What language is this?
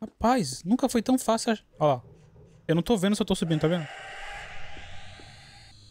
Portuguese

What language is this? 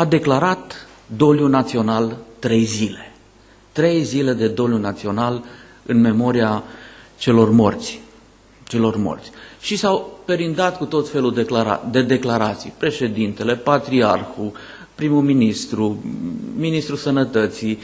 Romanian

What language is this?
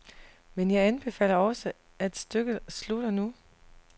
Danish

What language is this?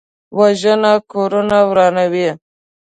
Pashto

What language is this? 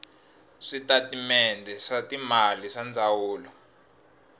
Tsonga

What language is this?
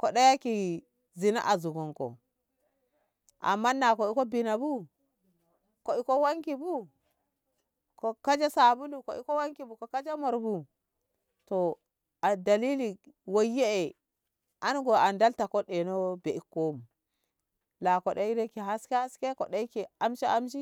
Ngamo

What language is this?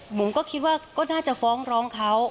Thai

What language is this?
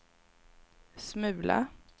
Swedish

